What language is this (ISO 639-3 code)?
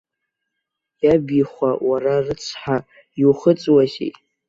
abk